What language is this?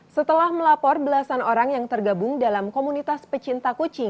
Indonesian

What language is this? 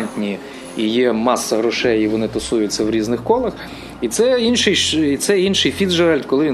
Ukrainian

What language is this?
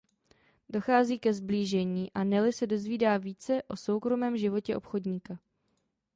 Czech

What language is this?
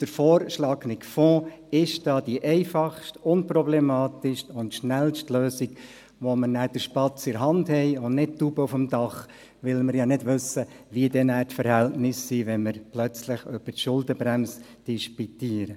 Swiss German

